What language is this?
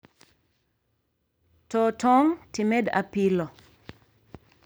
Luo (Kenya and Tanzania)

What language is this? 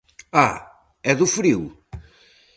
Galician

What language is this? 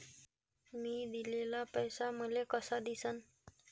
Marathi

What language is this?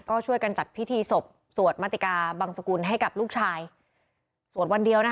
Thai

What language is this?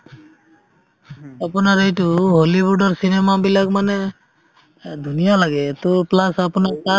Assamese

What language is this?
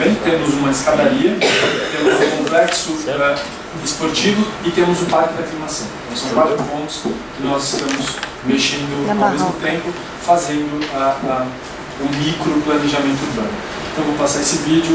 Portuguese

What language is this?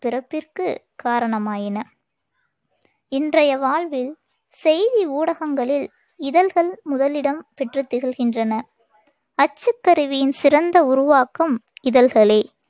Tamil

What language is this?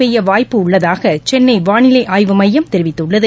Tamil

